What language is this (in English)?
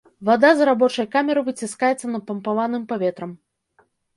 Belarusian